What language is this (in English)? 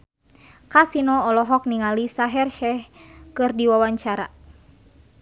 Sundanese